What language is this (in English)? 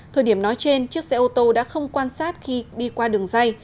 Vietnamese